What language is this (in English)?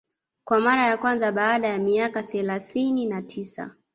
Swahili